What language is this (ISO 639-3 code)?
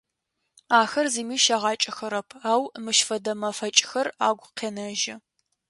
ady